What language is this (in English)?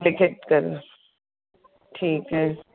Hindi